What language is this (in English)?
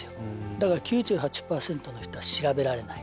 Japanese